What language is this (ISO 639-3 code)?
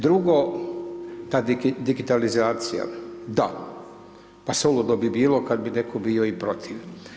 hrv